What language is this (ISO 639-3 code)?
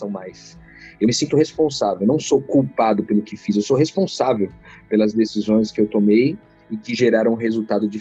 por